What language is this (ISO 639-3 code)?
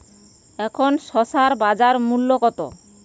ben